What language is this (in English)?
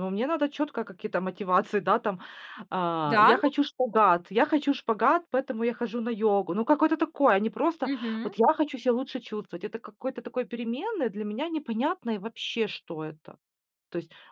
Russian